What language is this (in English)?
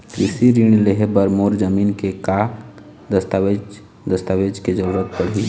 Chhattisgarhi